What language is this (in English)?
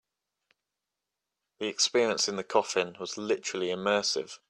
English